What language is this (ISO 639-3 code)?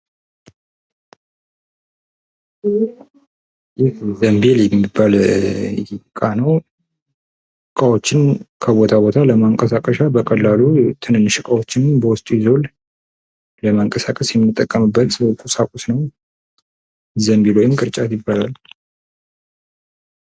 amh